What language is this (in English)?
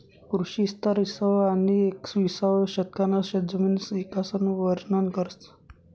Marathi